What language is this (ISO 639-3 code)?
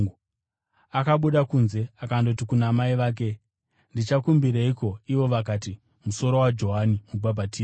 sna